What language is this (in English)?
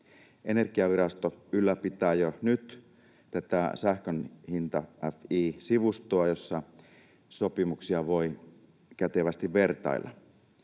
Finnish